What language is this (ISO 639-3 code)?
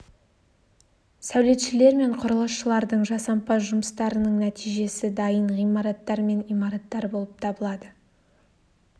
kaz